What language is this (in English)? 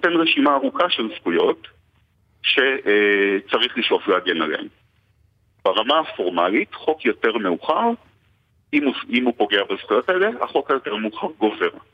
Hebrew